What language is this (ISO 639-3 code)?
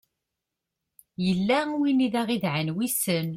kab